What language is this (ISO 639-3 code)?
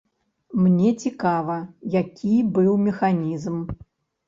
bel